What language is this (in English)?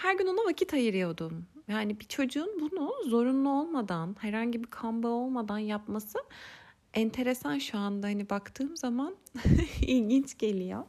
Turkish